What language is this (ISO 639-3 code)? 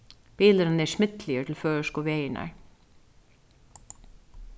fao